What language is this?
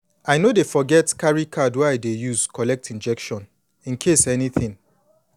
Nigerian Pidgin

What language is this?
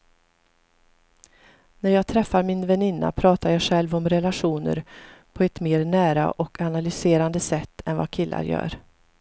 Swedish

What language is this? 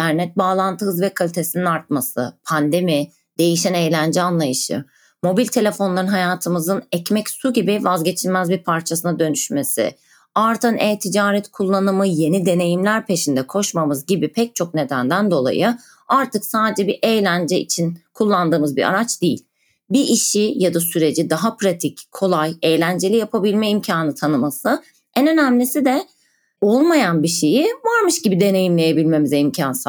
Turkish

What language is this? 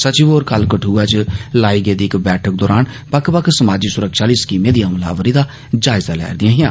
Dogri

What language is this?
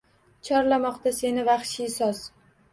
Uzbek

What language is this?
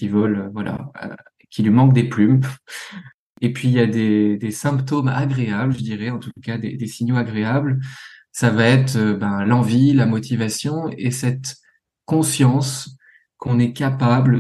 French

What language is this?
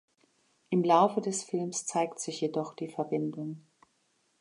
German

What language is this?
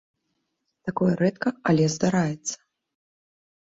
Belarusian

